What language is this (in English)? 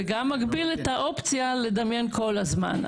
Hebrew